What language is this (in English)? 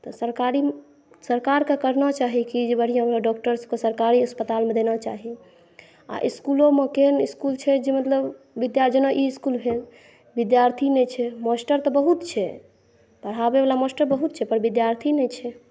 Maithili